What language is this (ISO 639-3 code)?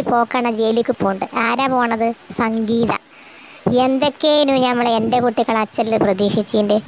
tha